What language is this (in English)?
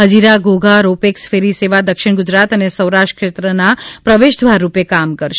Gujarati